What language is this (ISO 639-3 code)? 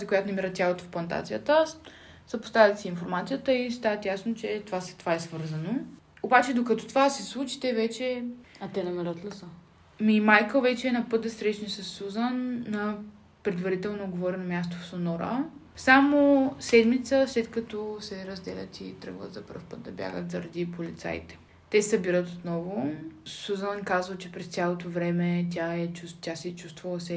bul